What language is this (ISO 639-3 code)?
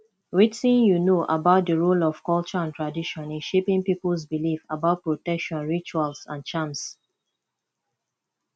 pcm